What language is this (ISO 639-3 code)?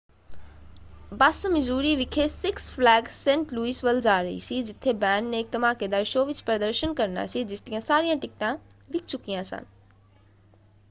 pan